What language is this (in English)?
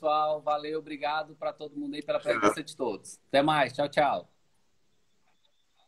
Portuguese